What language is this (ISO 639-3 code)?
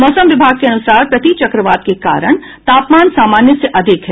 hin